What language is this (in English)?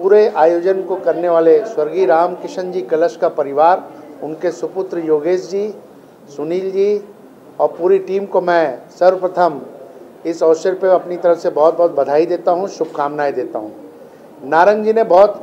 Hindi